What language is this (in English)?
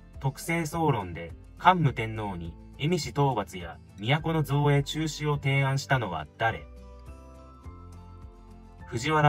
Japanese